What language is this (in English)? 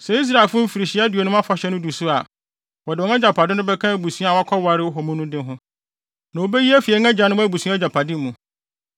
Akan